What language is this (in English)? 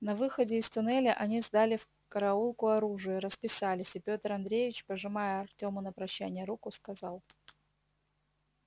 Russian